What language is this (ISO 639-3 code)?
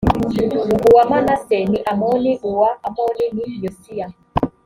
kin